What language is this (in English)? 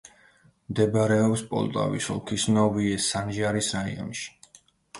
Georgian